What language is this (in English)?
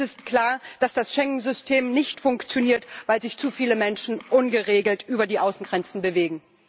German